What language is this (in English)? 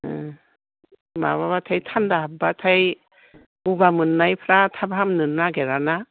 Bodo